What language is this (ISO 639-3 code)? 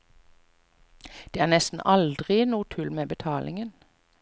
nor